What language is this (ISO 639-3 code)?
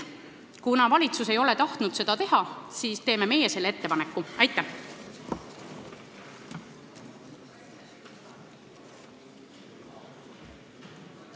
est